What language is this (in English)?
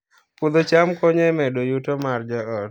Luo (Kenya and Tanzania)